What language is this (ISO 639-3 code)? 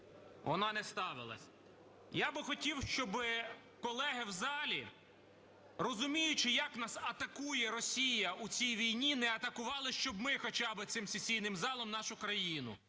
ukr